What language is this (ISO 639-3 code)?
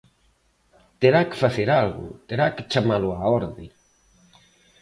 glg